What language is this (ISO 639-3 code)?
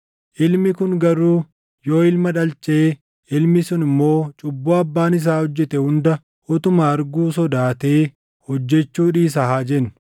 orm